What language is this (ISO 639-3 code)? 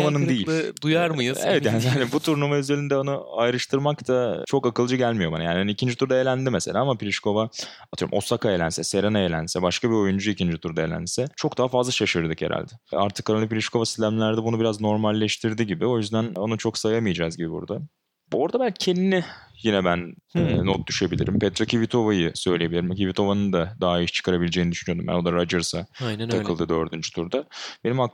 tur